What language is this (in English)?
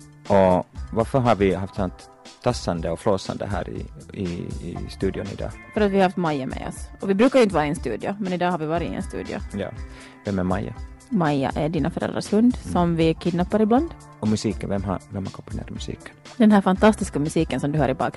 Swedish